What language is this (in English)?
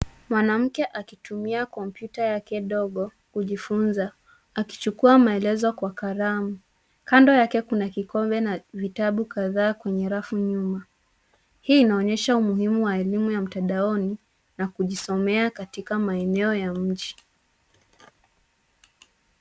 Swahili